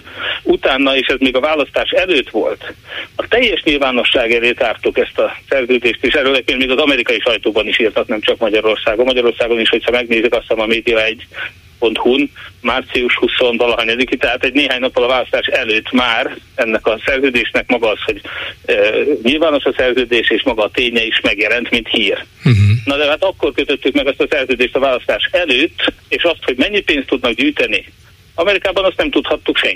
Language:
Hungarian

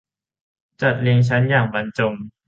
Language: Thai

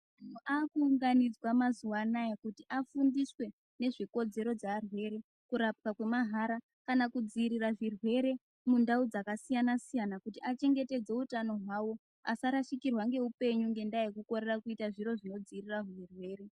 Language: Ndau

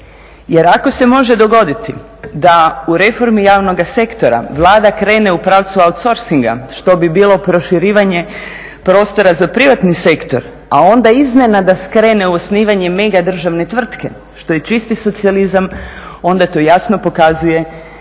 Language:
Croatian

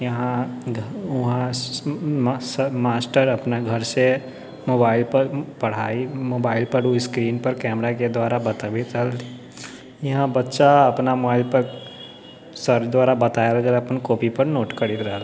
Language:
Maithili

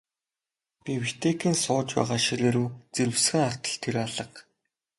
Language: Mongolian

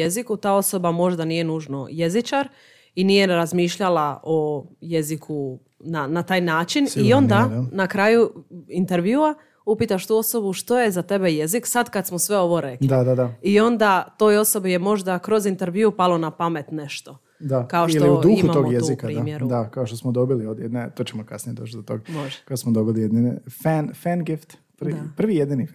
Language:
Croatian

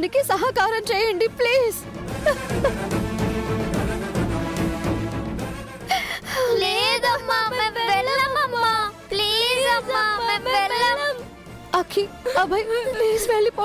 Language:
Telugu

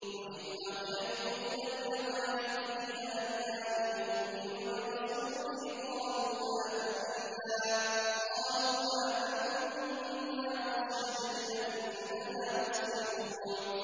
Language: Arabic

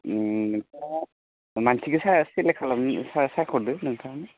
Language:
Bodo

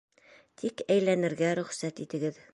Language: Bashkir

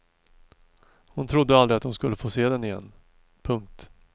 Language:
Swedish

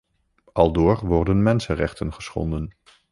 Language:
Dutch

